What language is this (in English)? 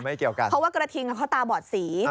Thai